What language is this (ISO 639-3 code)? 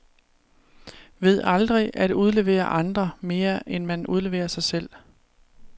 dan